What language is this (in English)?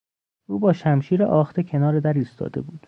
Persian